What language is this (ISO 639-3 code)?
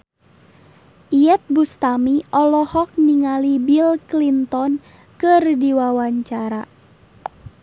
sun